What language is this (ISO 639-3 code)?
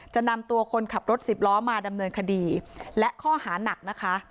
tha